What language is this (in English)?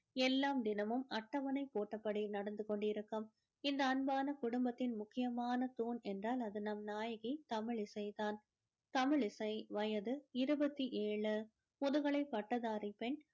Tamil